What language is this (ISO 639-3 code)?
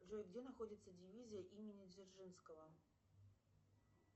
rus